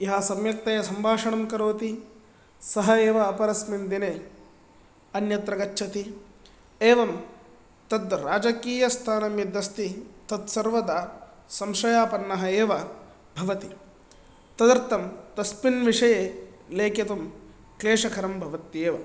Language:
Sanskrit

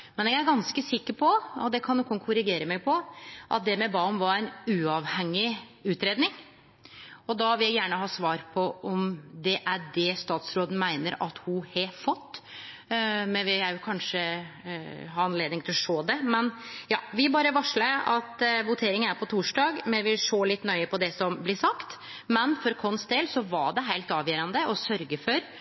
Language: Norwegian Nynorsk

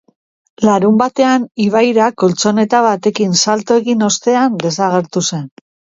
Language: Basque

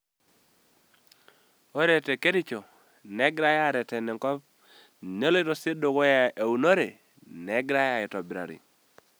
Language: Masai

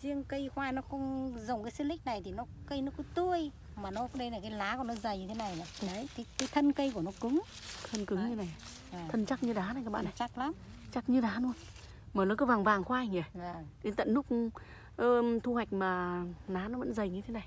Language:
Vietnamese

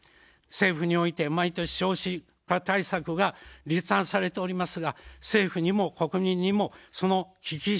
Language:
Japanese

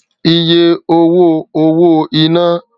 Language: Yoruba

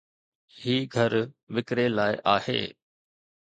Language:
Sindhi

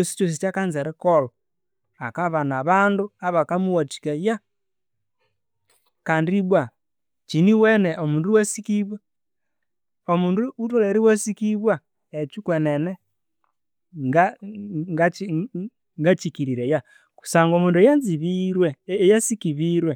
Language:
Konzo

